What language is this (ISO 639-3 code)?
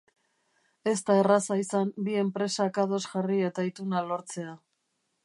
eus